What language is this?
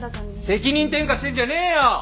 Japanese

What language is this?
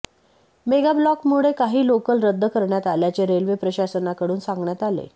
Marathi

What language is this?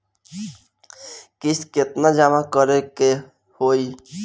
Bhojpuri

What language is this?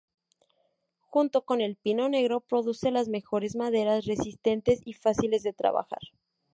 Spanish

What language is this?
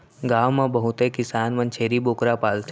Chhattisgarhi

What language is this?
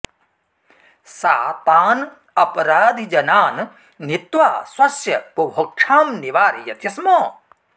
Sanskrit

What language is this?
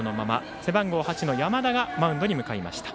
Japanese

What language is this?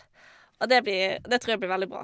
Norwegian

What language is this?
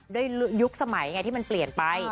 Thai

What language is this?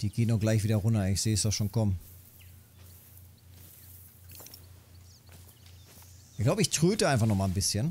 German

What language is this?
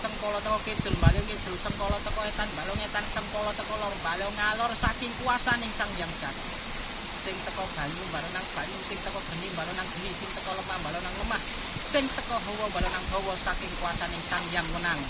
Indonesian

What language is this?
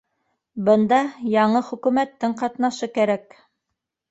Bashkir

